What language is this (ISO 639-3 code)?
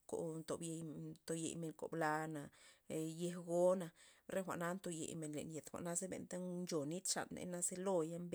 ztp